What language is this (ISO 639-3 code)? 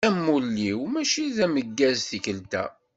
kab